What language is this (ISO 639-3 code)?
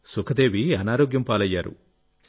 tel